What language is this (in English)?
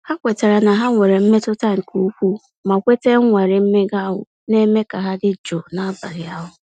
Igbo